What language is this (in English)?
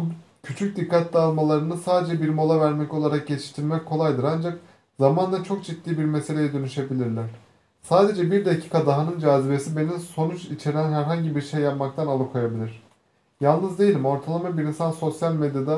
Turkish